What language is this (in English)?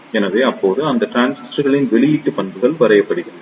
Tamil